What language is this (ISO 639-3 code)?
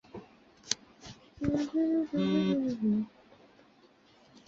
zho